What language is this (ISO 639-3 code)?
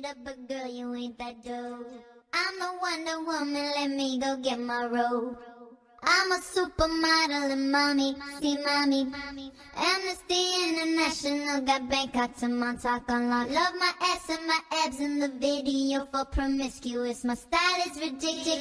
eng